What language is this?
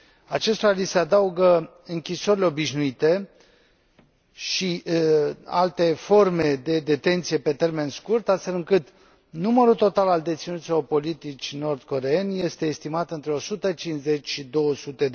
Romanian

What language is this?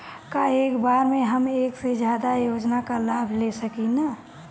Bhojpuri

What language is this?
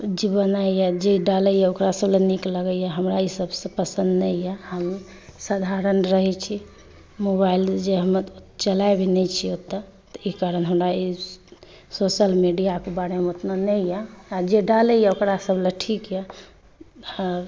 Maithili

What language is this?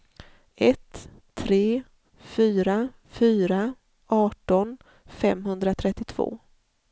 Swedish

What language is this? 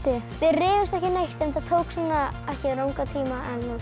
Icelandic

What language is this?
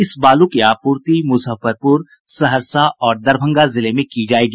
Hindi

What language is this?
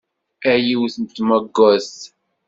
Kabyle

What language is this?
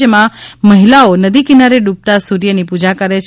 Gujarati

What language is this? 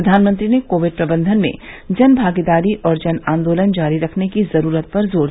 Hindi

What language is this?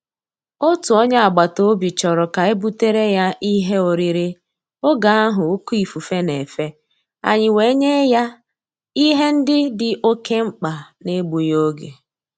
Igbo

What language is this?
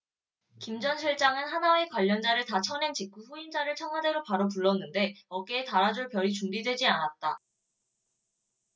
Korean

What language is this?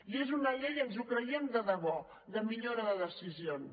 Catalan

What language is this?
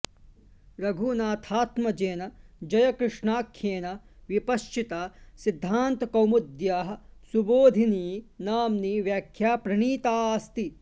Sanskrit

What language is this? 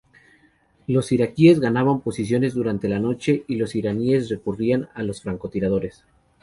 Spanish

